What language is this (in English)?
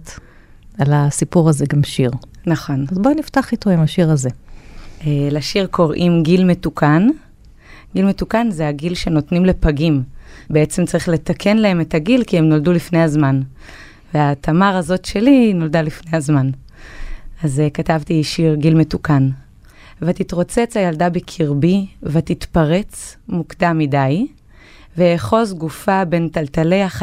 Hebrew